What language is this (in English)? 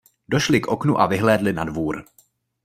Czech